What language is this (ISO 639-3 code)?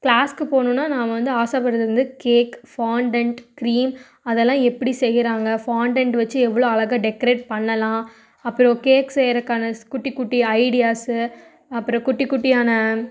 tam